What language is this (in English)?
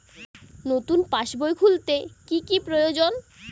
Bangla